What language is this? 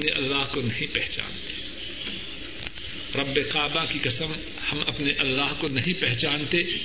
Urdu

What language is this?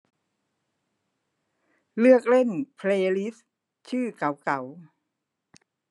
Thai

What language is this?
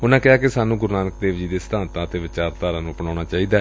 Punjabi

